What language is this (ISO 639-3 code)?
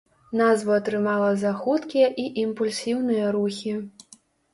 bel